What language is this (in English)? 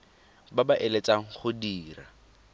Tswana